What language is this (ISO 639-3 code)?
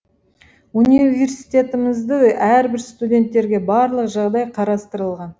kaz